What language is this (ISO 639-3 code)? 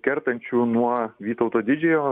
lit